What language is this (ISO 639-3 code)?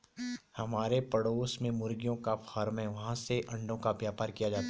hin